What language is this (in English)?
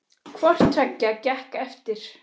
Icelandic